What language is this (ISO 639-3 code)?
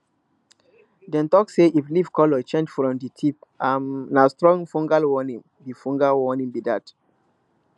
pcm